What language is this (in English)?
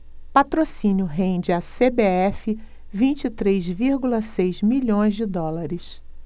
Portuguese